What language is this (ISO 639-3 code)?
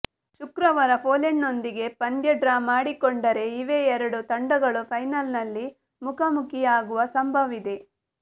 kan